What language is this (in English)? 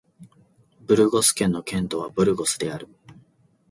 Japanese